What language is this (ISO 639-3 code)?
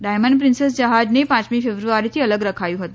guj